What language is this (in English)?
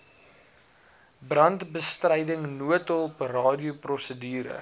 Afrikaans